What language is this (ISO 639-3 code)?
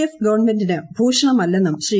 mal